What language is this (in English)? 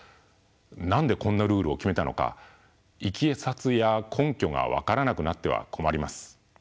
Japanese